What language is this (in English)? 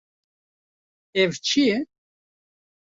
Kurdish